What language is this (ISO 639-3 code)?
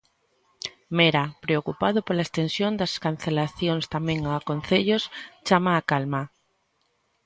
glg